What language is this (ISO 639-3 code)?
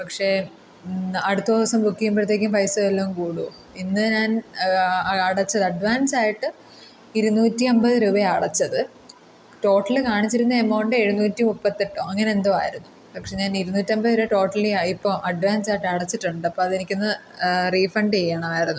mal